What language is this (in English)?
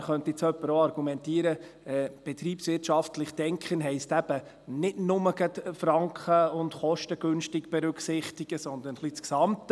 Swiss German